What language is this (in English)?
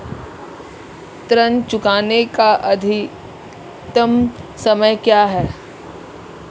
Hindi